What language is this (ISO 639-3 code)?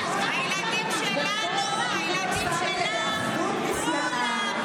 heb